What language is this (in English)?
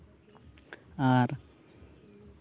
Santali